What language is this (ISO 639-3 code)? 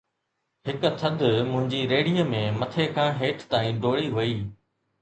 snd